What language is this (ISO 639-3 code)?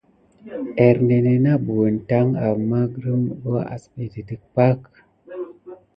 gid